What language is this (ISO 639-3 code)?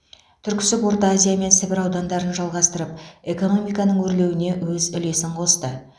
kaz